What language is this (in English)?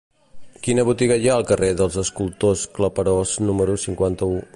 Catalan